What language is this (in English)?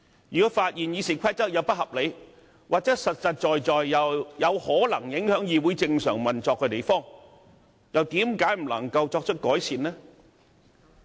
Cantonese